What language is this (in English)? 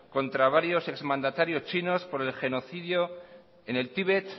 Spanish